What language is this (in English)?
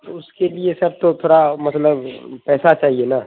Urdu